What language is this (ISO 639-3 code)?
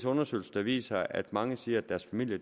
dan